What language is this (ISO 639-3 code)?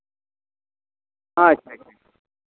sat